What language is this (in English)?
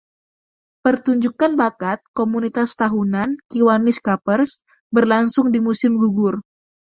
Indonesian